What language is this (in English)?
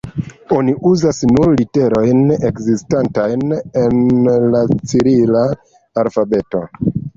Esperanto